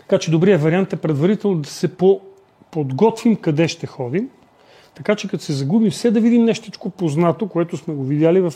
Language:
Bulgarian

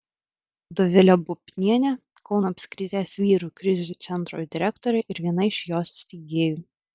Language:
Lithuanian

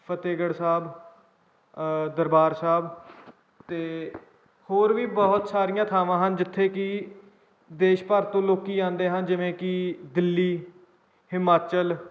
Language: Punjabi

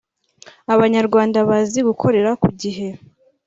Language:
Kinyarwanda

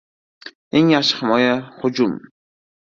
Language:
Uzbek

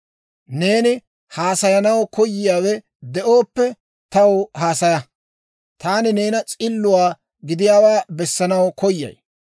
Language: Dawro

